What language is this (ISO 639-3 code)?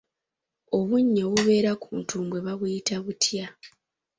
lug